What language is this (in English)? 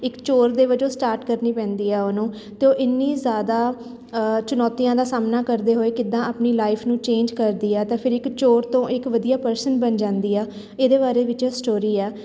Punjabi